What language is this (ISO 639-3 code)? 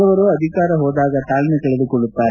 kan